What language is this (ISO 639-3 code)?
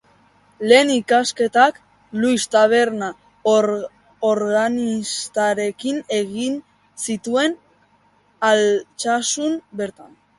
eus